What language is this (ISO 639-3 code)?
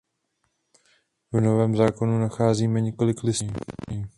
ces